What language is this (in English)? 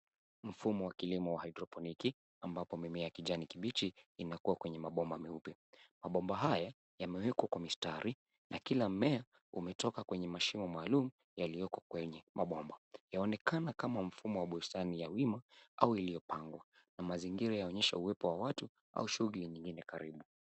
Swahili